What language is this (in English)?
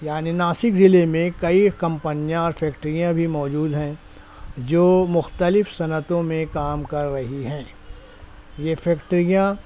Urdu